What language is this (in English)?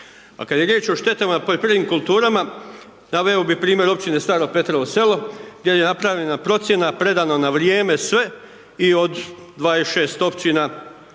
Croatian